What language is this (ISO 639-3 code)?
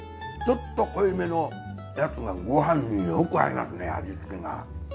jpn